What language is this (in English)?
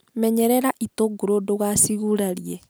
Kikuyu